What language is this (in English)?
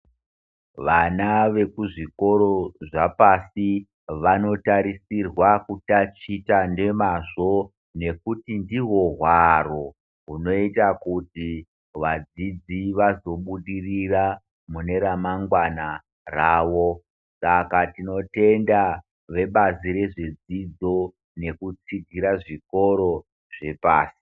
Ndau